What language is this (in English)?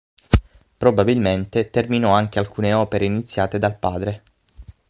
Italian